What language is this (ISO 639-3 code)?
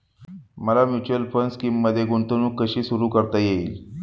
mar